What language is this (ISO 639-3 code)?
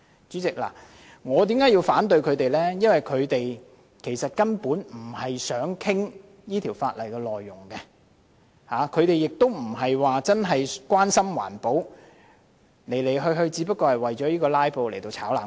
yue